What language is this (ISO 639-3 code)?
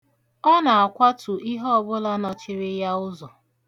ibo